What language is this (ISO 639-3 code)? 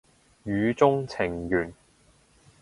yue